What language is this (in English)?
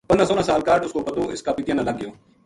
Gujari